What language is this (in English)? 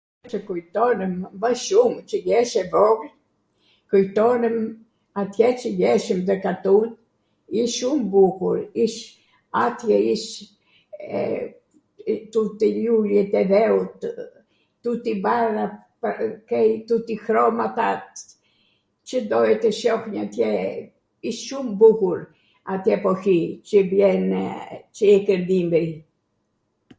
Arvanitika Albanian